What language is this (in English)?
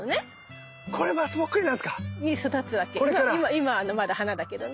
Japanese